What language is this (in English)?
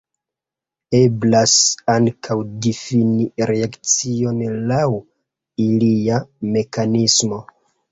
Esperanto